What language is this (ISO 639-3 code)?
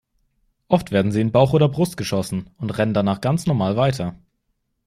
deu